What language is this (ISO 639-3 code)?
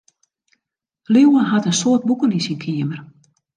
fry